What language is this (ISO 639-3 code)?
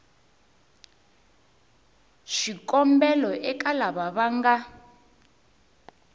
tso